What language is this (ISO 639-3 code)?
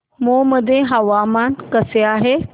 mar